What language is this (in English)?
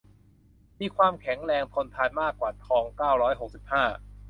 Thai